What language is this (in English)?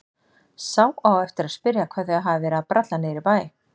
Icelandic